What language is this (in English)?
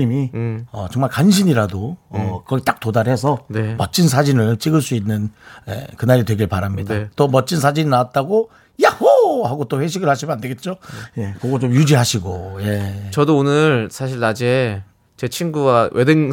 Korean